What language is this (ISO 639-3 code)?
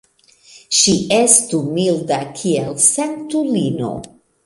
epo